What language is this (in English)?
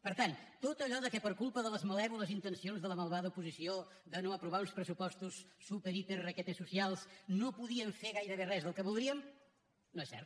Catalan